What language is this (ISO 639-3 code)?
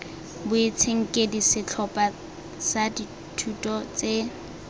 tsn